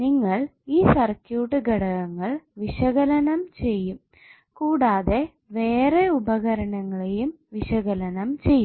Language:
Malayalam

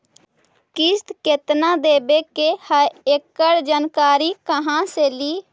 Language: Magahi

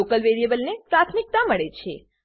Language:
Gujarati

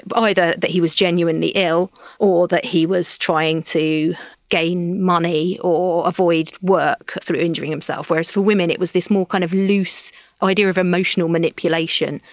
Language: English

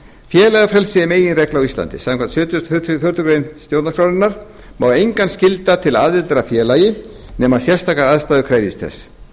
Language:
Icelandic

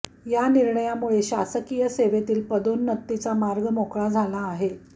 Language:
Marathi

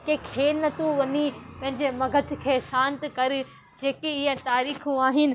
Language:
Sindhi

